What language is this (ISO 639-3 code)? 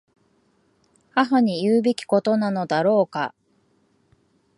jpn